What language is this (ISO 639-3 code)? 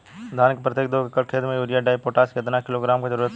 bho